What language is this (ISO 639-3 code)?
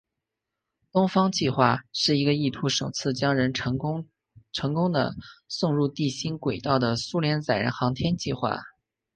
zho